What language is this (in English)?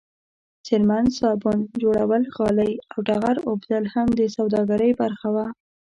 Pashto